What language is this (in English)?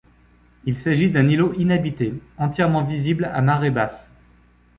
French